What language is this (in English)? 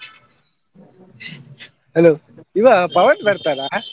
Kannada